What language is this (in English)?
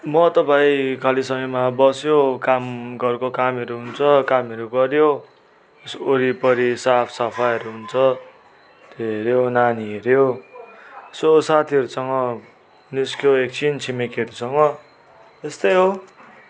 Nepali